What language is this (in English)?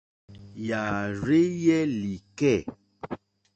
Mokpwe